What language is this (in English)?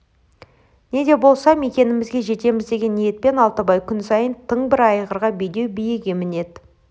Kazakh